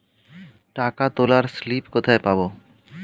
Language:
Bangla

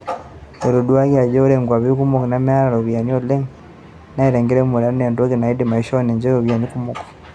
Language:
Masai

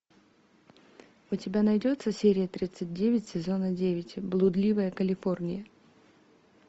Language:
Russian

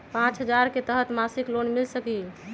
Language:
Magahi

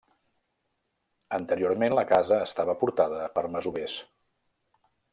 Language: Catalan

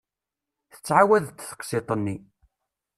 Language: Kabyle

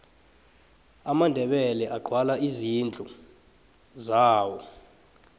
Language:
South Ndebele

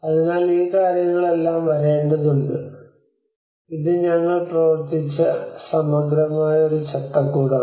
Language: Malayalam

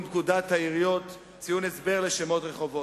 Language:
Hebrew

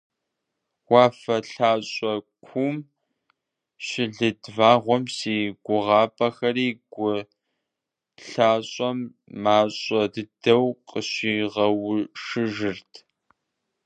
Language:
Kabardian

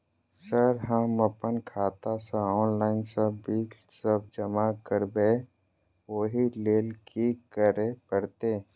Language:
Maithili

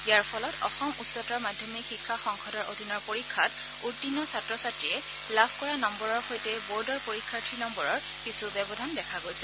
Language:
Assamese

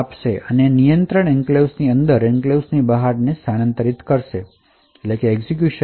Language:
Gujarati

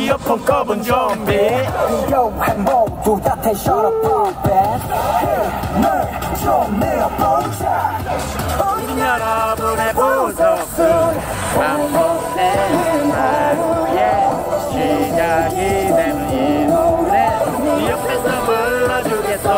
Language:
Korean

